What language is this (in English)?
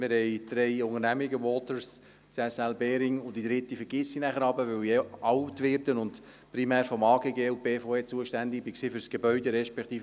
Swiss German